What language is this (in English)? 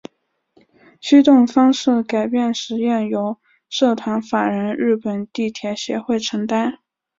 Chinese